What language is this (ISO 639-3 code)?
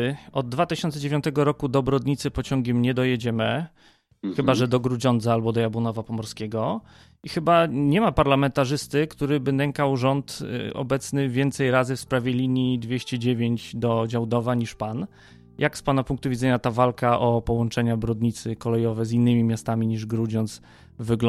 pol